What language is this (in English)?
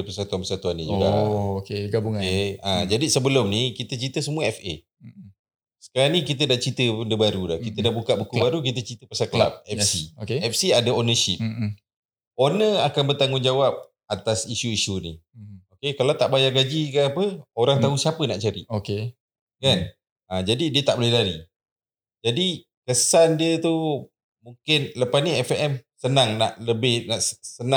Malay